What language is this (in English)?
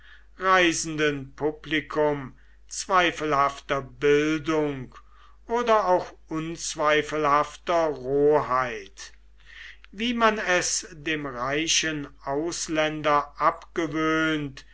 German